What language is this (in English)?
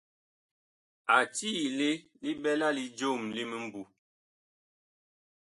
Bakoko